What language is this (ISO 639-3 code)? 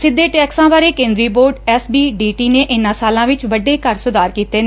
pan